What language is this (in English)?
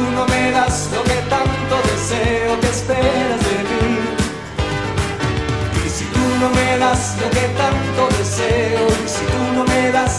Italian